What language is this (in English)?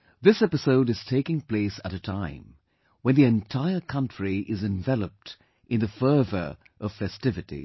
English